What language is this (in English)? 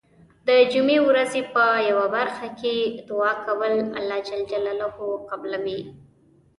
Pashto